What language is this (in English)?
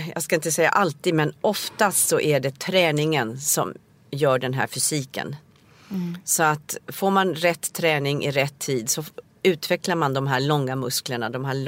Swedish